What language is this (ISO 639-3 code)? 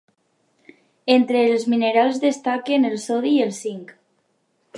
cat